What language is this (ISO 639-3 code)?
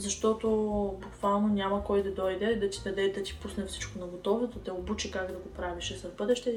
bul